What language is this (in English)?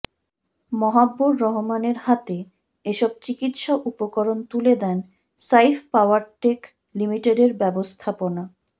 Bangla